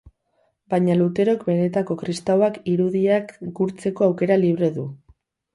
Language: Basque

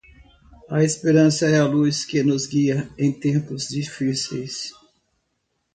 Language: Portuguese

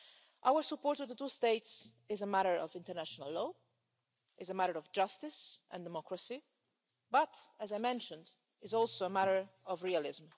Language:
English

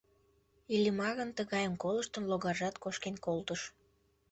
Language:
Mari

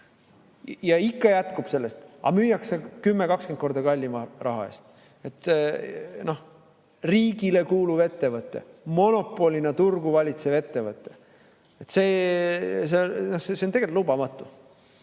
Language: Estonian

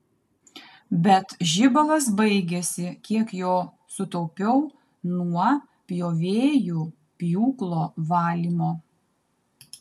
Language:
Lithuanian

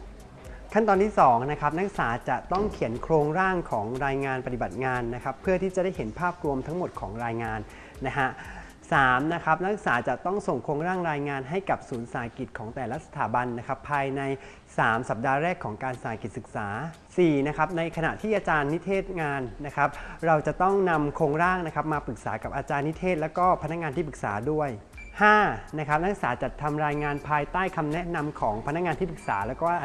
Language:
Thai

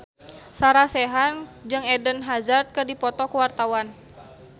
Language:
Sundanese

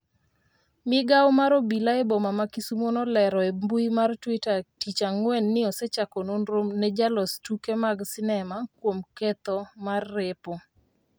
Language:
Luo (Kenya and Tanzania)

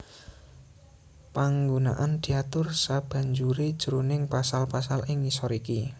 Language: Javanese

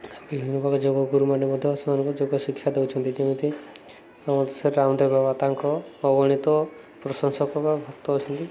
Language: Odia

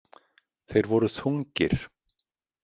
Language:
Icelandic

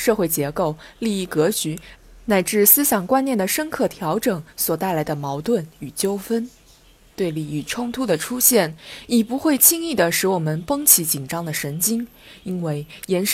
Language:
Chinese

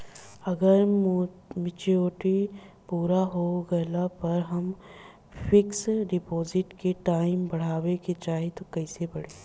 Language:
Bhojpuri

